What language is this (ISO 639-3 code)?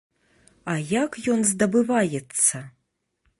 bel